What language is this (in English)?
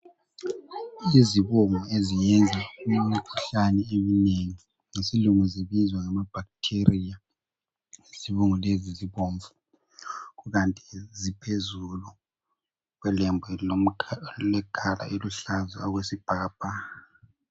North Ndebele